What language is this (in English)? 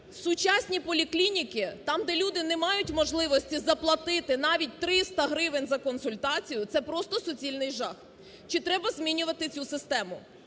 Ukrainian